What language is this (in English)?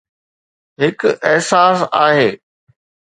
Sindhi